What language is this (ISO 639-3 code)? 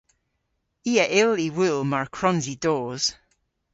cor